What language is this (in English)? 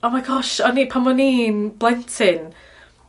Welsh